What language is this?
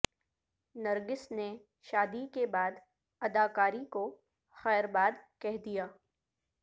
Urdu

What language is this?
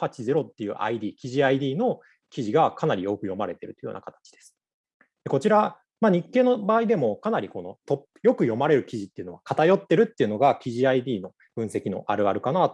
Japanese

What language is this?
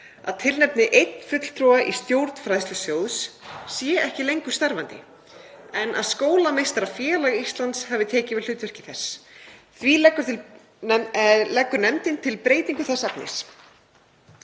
Icelandic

